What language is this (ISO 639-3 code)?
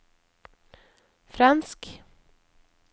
nor